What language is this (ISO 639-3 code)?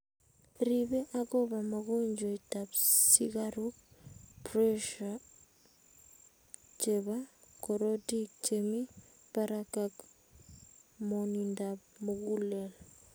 kln